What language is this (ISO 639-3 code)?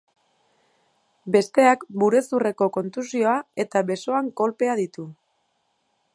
eus